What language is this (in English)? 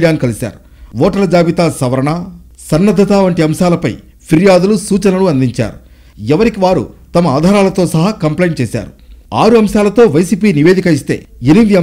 Telugu